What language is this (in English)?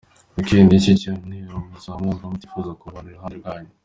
Kinyarwanda